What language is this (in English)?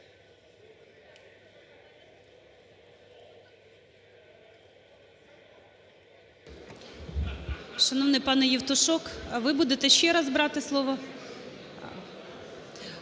Ukrainian